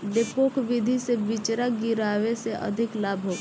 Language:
Bhojpuri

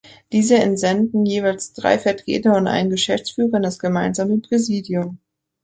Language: German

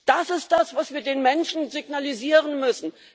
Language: German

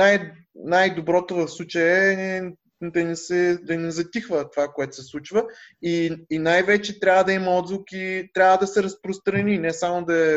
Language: Bulgarian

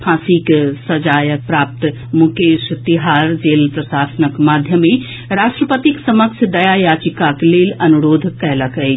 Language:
Maithili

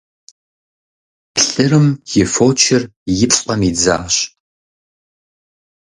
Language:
Kabardian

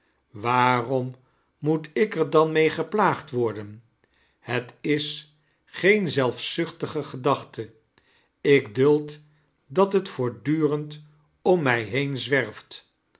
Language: Dutch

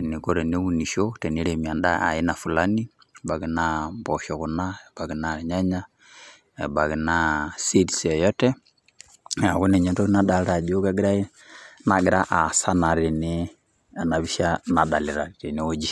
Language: Masai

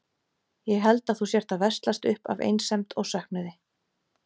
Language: Icelandic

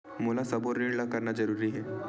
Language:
Chhattisgarhi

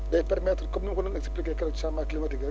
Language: Wolof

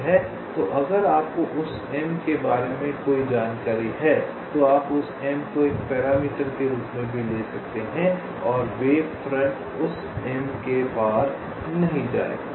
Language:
Hindi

